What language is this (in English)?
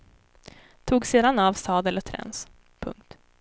Swedish